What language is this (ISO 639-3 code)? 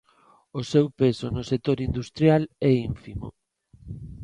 glg